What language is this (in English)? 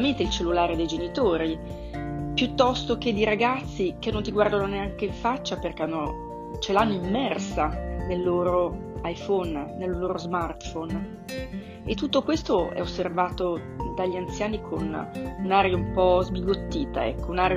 Italian